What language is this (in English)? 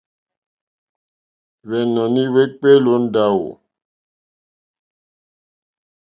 Mokpwe